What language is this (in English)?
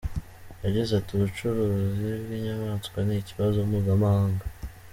Kinyarwanda